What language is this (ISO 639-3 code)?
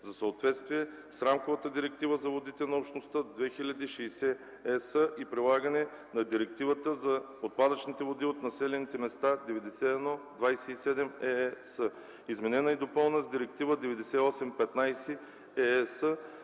bul